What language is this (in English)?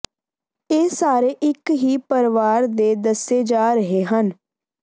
Punjabi